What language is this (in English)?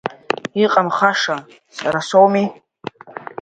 Abkhazian